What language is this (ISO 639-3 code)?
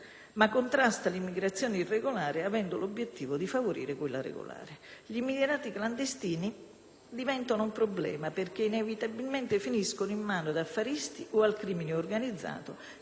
ita